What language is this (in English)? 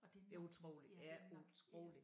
Danish